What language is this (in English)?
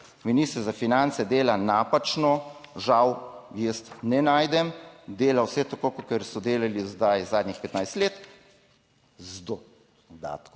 Slovenian